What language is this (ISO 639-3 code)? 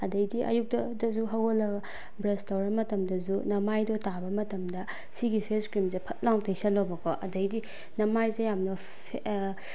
mni